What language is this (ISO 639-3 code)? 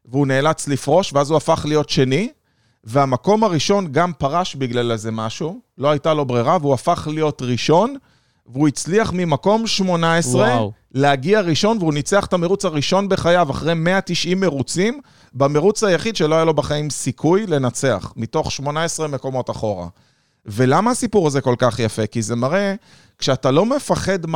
heb